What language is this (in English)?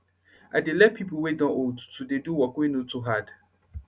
Nigerian Pidgin